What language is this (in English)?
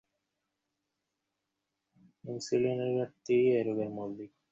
Bangla